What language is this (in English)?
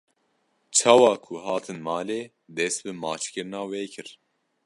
Kurdish